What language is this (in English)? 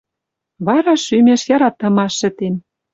Western Mari